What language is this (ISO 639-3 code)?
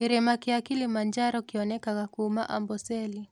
kik